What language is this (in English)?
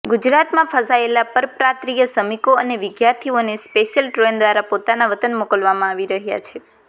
Gujarati